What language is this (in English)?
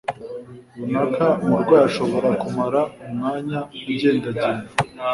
Kinyarwanda